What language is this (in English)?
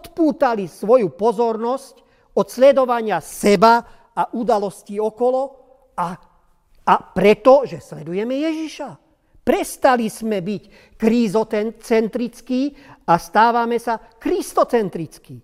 Slovak